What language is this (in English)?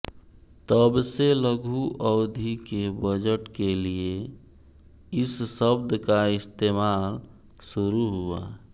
Hindi